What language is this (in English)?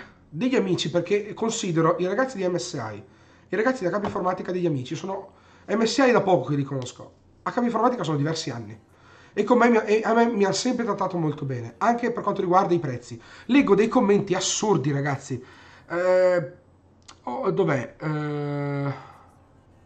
Italian